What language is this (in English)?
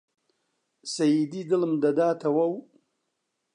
Central Kurdish